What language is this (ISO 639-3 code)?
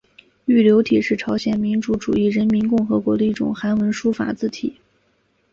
zho